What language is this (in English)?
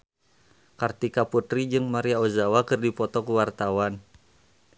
Sundanese